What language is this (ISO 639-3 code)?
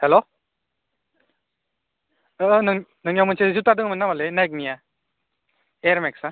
brx